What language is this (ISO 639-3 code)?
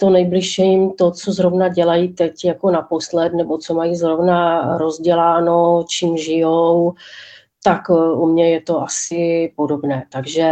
ces